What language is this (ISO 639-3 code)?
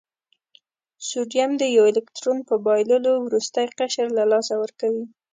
pus